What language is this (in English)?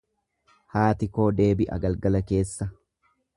Oromo